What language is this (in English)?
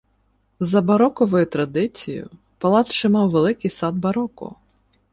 Ukrainian